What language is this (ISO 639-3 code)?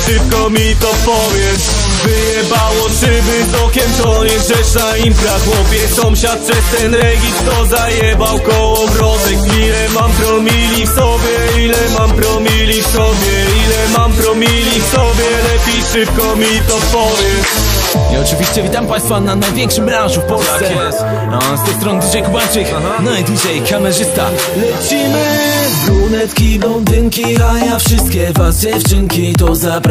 pol